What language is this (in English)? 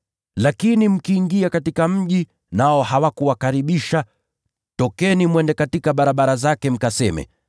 Swahili